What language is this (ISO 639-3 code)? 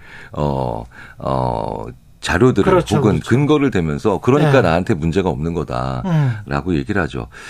kor